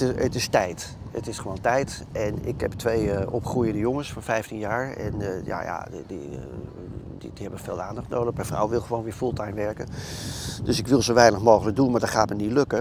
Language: Dutch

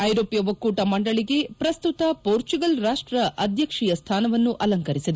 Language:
Kannada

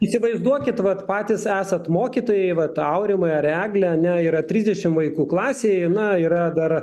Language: Lithuanian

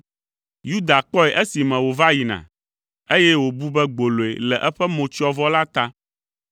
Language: Ewe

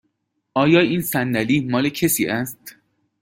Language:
Persian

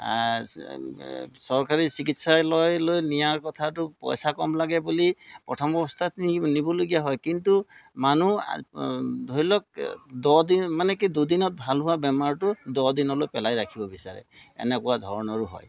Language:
Assamese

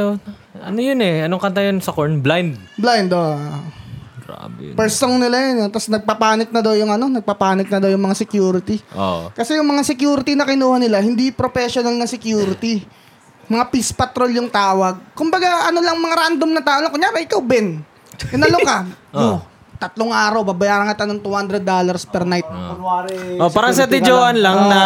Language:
Filipino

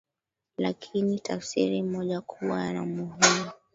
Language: Swahili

